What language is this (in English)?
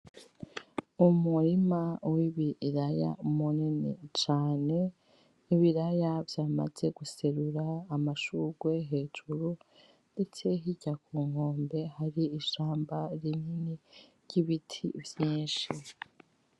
Rundi